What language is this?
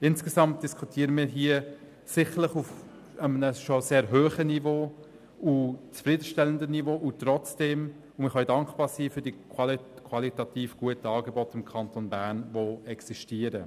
Swiss German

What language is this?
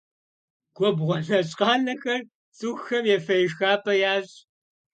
Kabardian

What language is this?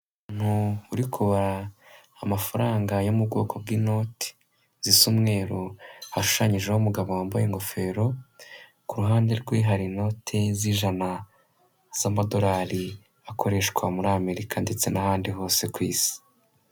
Kinyarwanda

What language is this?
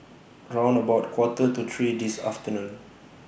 English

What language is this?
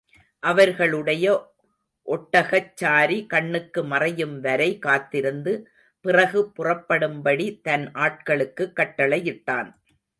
Tamil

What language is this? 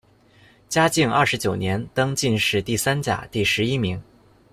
Chinese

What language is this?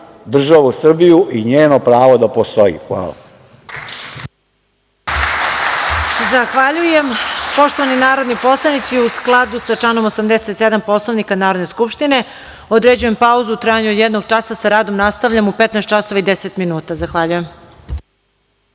Serbian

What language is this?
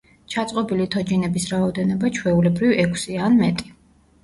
Georgian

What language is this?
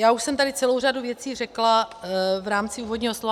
Czech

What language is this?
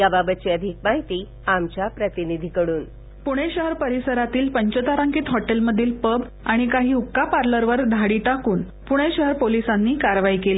Marathi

